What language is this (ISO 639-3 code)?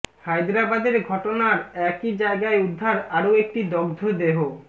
ben